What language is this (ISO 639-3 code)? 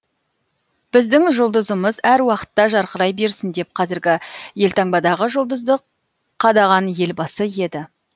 kaz